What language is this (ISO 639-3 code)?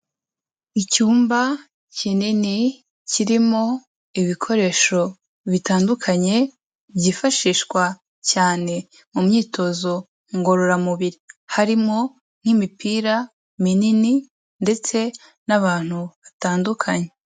kin